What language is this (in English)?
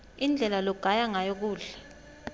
Swati